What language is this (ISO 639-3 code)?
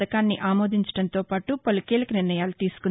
tel